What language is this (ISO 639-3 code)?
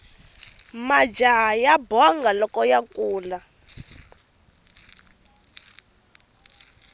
tso